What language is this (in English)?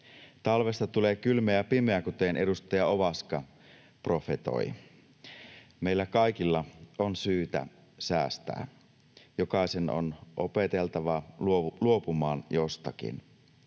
Finnish